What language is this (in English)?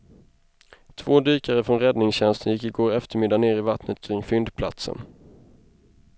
Swedish